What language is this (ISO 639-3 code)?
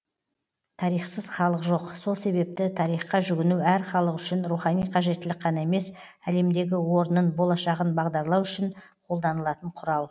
kaz